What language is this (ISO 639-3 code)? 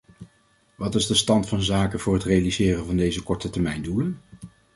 nld